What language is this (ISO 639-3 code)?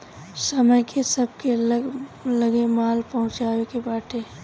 bho